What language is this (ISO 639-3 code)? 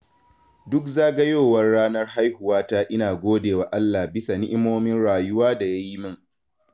hau